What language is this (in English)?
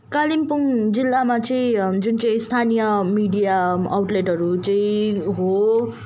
Nepali